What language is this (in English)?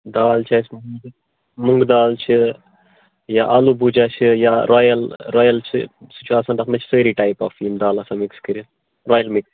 Kashmiri